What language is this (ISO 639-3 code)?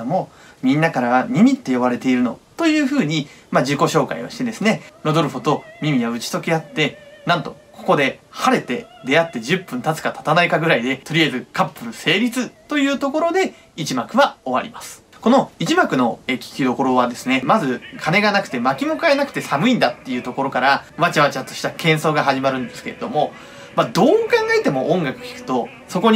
jpn